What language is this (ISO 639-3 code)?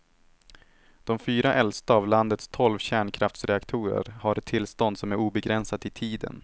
swe